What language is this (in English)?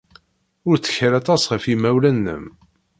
Kabyle